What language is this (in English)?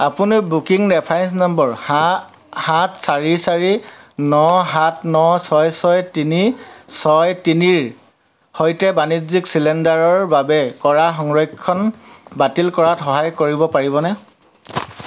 Assamese